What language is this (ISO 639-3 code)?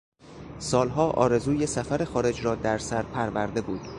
fas